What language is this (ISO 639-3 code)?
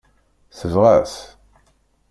kab